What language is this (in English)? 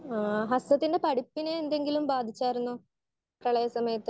Malayalam